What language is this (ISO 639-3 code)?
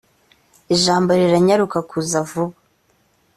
kin